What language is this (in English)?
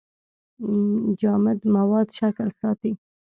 Pashto